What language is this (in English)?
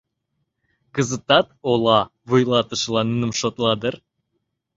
Mari